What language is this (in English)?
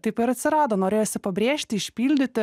Lithuanian